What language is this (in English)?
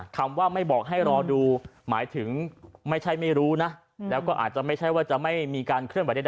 Thai